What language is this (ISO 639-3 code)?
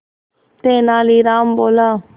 hin